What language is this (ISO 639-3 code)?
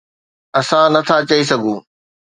snd